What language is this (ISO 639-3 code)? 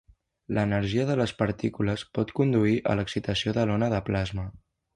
cat